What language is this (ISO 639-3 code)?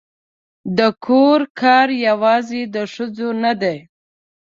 pus